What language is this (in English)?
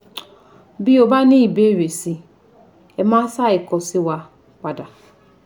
Yoruba